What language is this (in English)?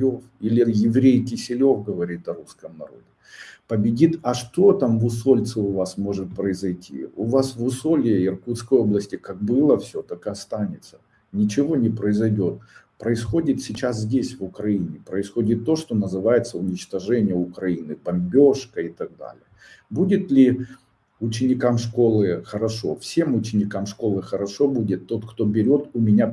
Russian